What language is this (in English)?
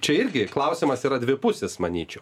Lithuanian